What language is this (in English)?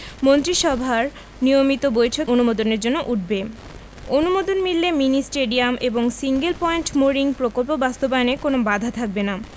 Bangla